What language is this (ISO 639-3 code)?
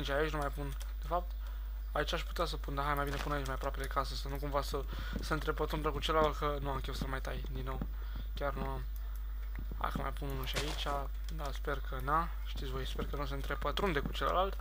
ron